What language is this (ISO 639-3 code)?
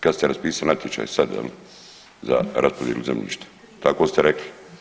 hrv